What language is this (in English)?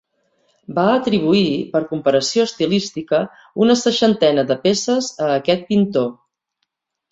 Catalan